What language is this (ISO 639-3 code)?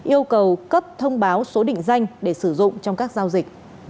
vie